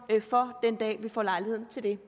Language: Danish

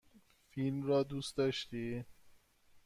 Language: Persian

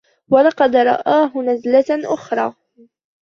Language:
Arabic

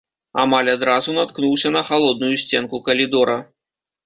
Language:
Belarusian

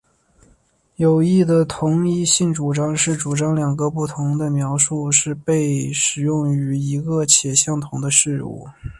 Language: Chinese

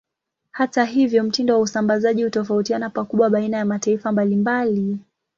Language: Swahili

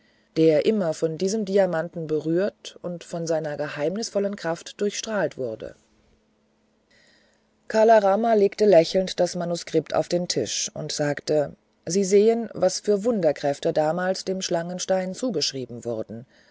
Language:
German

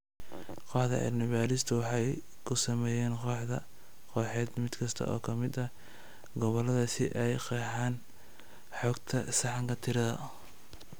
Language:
Somali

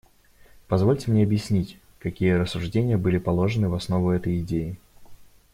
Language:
Russian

